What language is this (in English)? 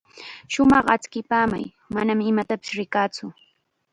Chiquián Ancash Quechua